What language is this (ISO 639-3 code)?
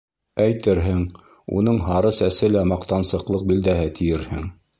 bak